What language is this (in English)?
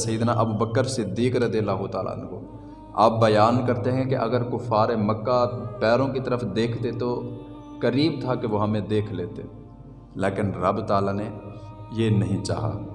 Urdu